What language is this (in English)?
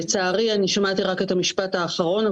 Hebrew